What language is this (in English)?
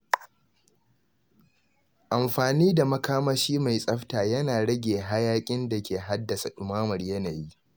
Hausa